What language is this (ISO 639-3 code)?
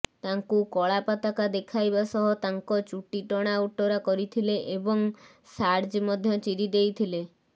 ori